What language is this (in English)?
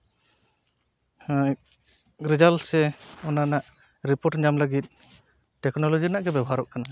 Santali